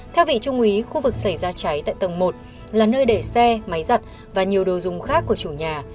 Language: Vietnamese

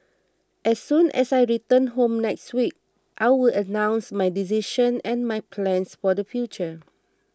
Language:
English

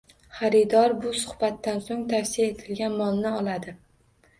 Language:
Uzbek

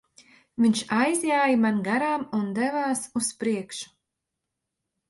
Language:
Latvian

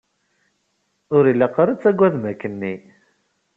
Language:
Kabyle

